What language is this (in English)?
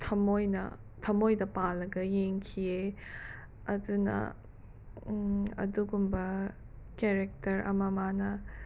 Manipuri